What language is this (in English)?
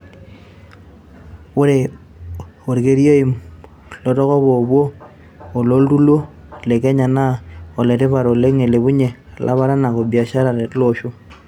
Masai